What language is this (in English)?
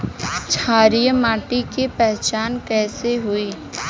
Bhojpuri